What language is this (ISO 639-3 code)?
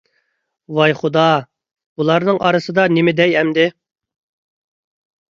uig